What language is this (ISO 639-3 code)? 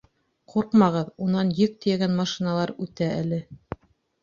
bak